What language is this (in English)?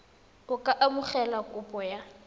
Tswana